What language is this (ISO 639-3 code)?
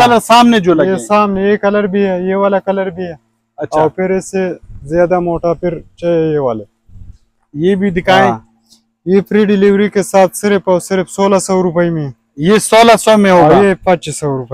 hin